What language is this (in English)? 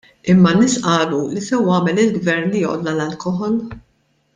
Maltese